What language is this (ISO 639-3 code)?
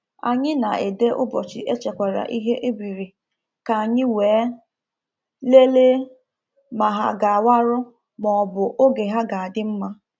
ibo